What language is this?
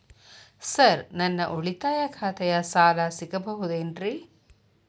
Kannada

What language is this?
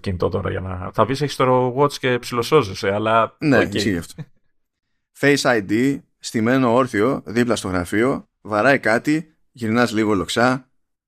Greek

